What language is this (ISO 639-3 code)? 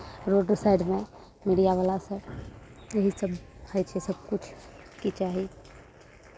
mai